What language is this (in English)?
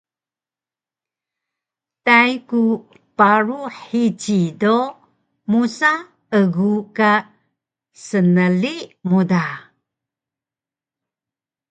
Taroko